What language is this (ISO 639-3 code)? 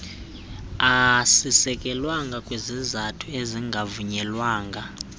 xho